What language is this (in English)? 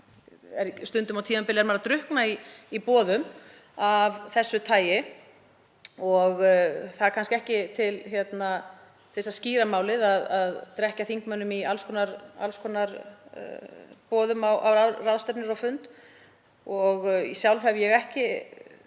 Icelandic